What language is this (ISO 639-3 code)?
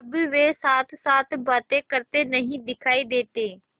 hin